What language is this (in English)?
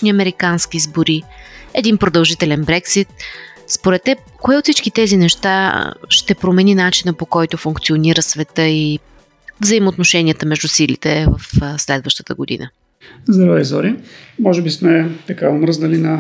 Bulgarian